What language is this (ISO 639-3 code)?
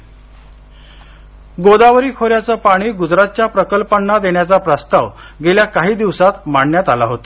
mar